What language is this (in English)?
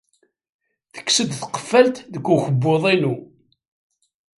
Kabyle